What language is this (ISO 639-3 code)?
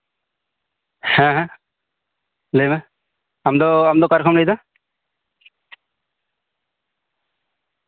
sat